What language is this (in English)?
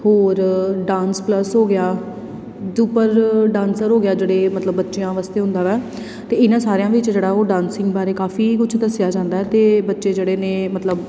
Punjabi